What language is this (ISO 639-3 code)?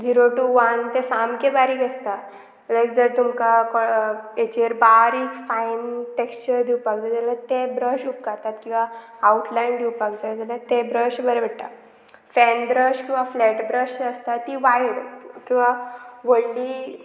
kok